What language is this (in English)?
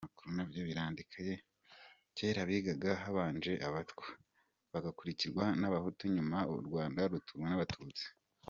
Kinyarwanda